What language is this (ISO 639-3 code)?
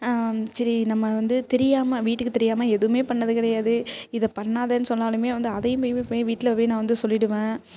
tam